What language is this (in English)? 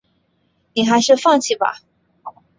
Chinese